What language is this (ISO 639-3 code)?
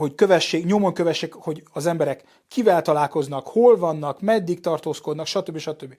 hun